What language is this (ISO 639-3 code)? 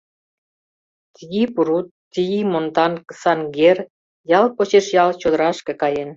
chm